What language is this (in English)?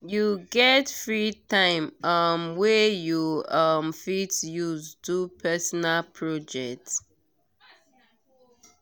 Nigerian Pidgin